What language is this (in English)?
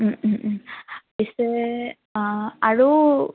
Assamese